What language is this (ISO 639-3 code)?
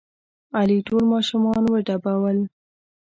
pus